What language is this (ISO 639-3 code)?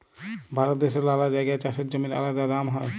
ben